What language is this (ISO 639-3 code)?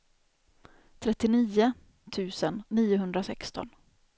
swe